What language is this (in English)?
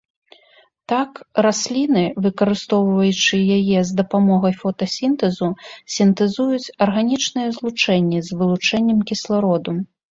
Belarusian